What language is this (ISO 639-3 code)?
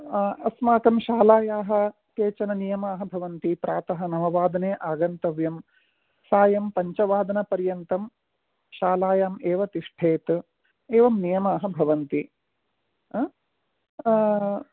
san